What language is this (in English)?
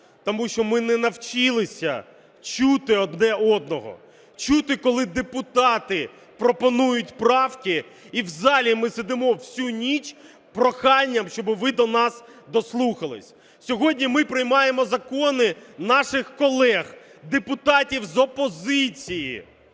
Ukrainian